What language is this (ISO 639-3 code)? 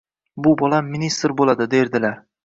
uzb